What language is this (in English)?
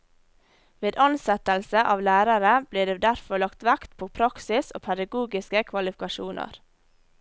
Norwegian